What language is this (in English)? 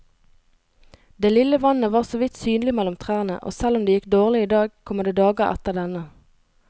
Norwegian